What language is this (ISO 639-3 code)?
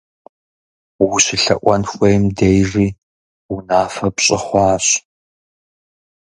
kbd